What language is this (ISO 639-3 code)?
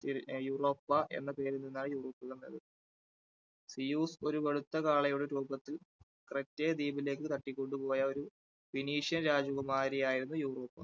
mal